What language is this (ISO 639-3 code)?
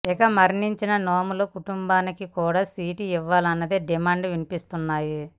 tel